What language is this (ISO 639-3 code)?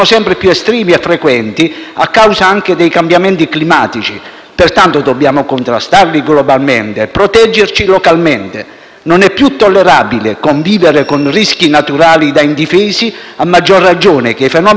ita